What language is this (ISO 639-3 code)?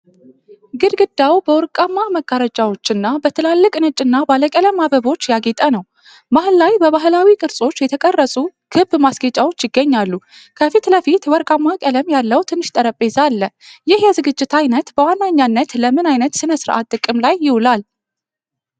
amh